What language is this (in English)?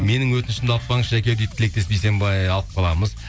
Kazakh